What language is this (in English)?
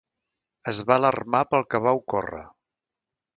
Catalan